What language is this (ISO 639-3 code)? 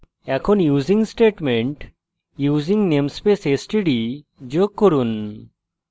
ben